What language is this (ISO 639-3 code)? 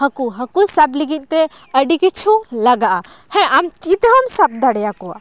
sat